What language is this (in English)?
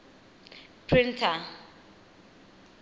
Tswana